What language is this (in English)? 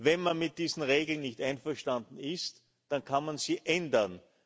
German